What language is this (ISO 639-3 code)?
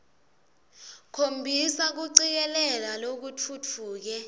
ssw